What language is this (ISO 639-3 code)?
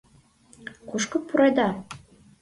chm